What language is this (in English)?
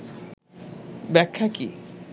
Bangla